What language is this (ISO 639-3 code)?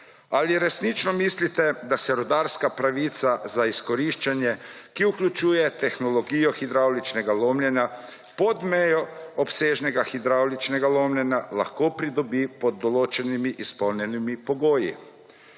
slv